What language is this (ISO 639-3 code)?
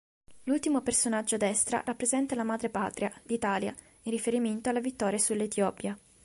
ita